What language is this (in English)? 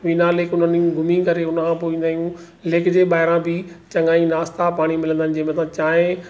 Sindhi